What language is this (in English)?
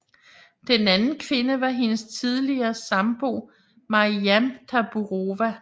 Danish